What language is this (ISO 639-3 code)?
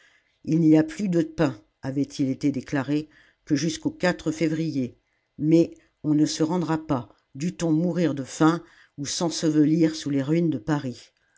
fra